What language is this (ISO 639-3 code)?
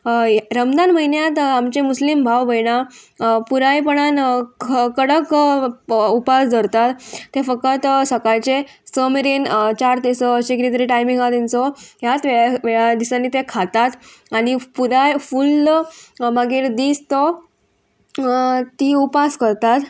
kok